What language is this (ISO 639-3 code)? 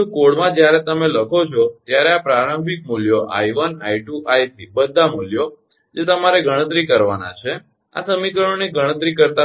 guj